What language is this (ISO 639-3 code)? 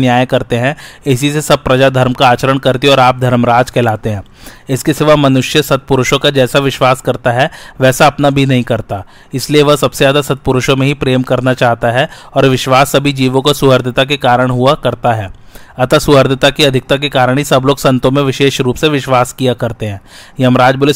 hin